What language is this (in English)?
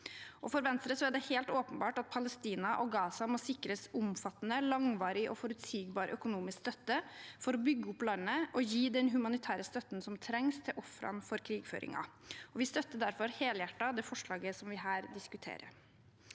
Norwegian